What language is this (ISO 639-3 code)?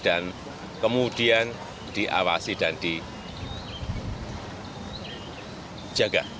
ind